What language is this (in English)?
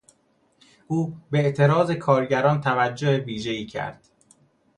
Persian